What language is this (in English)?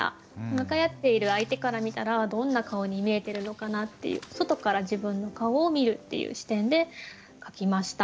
Japanese